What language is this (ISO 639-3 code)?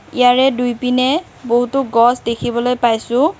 asm